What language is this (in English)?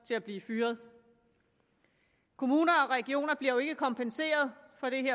Danish